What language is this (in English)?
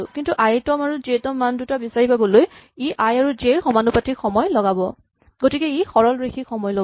Assamese